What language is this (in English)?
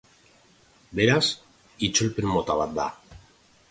Basque